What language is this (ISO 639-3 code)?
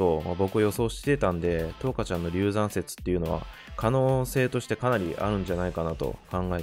jpn